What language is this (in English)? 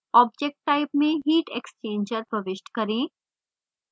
Hindi